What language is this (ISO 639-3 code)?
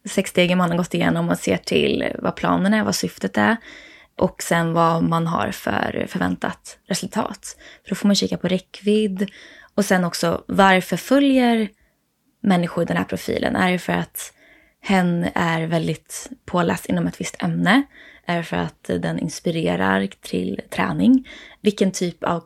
swe